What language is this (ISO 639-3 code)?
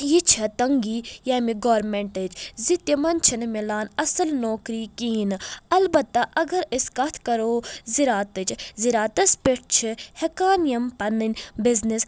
kas